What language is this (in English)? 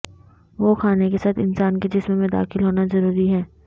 Urdu